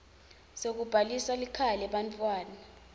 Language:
Swati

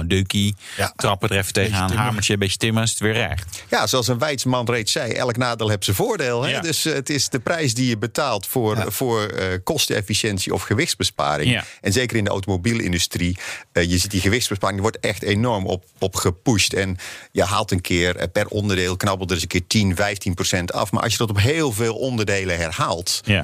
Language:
Dutch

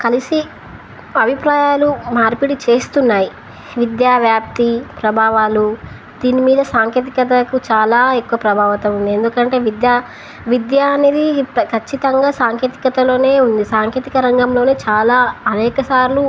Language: Telugu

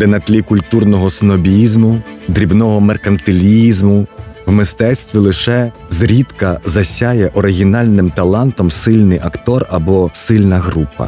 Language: Ukrainian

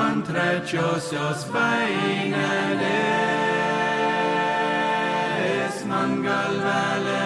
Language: Turkish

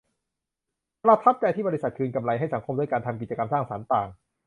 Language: Thai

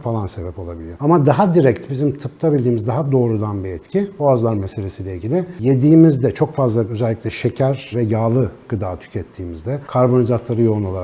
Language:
Turkish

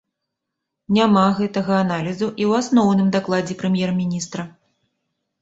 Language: Belarusian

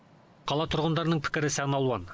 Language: Kazakh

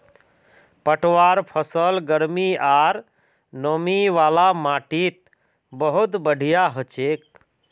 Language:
Magahi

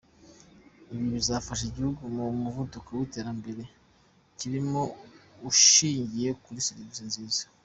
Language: Kinyarwanda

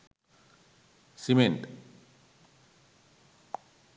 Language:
Sinhala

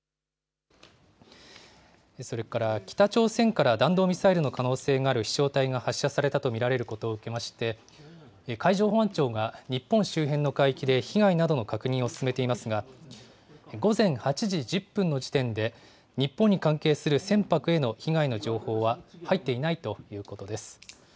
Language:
Japanese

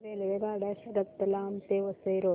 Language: Marathi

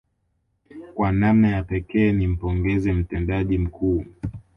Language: Swahili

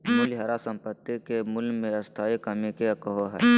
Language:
Magahi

